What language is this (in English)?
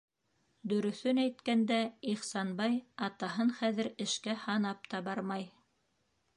Bashkir